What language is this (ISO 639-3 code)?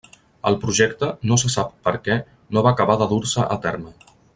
cat